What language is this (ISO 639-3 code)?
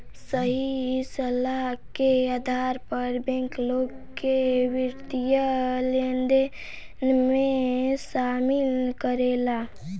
bho